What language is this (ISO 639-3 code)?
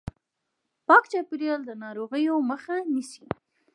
pus